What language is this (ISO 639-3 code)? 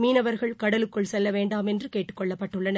tam